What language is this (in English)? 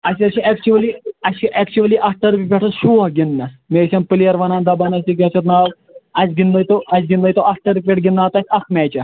Kashmiri